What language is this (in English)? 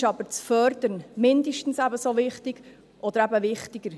Swiss German